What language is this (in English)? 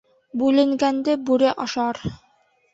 Bashkir